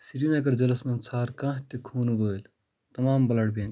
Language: Kashmiri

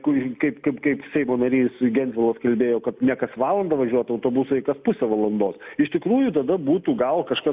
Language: Lithuanian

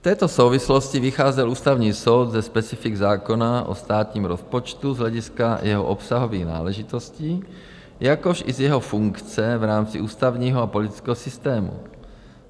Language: Czech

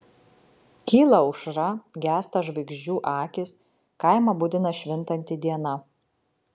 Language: Lithuanian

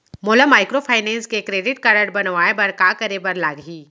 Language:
Chhattisgarhi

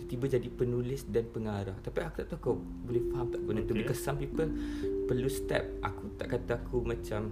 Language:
Malay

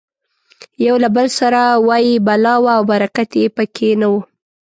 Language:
Pashto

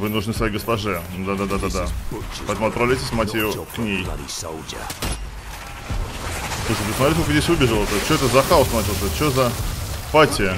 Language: Russian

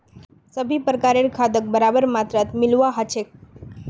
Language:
Magahi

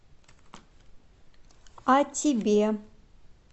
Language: Russian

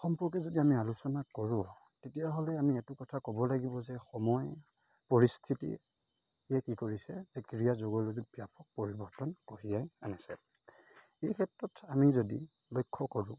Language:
Assamese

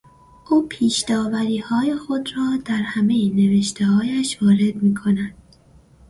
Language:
Persian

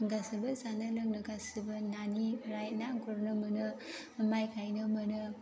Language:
Bodo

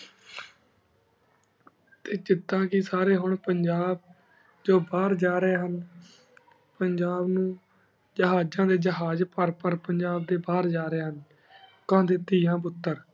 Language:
Punjabi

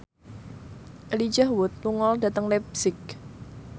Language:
Javanese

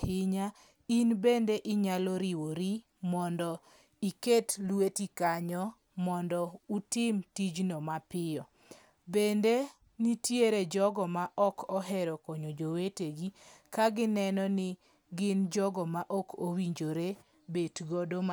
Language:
Luo (Kenya and Tanzania)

